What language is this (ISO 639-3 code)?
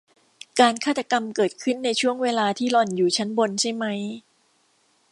tha